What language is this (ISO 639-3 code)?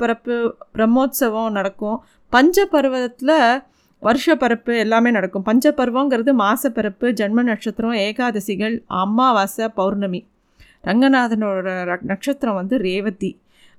tam